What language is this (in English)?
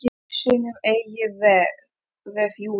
Icelandic